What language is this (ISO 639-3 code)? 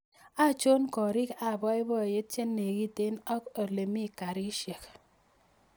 kln